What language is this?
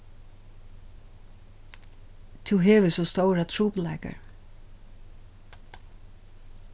Faroese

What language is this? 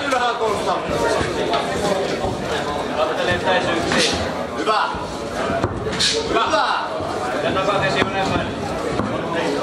Finnish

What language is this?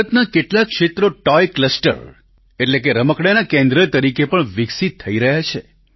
Gujarati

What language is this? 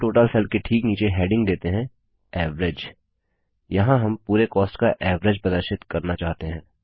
Hindi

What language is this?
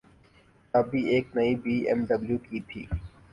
Urdu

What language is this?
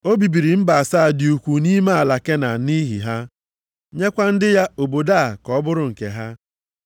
Igbo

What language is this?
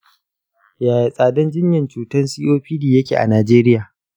Hausa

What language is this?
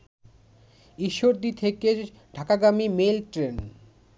Bangla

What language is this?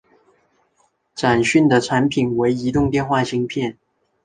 Chinese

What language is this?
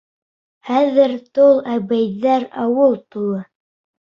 Bashkir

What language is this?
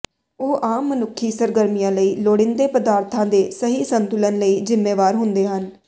Punjabi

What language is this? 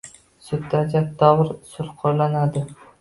Uzbek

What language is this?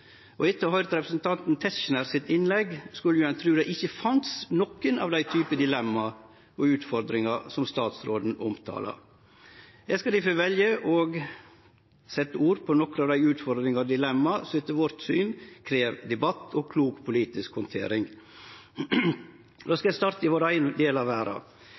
Norwegian Nynorsk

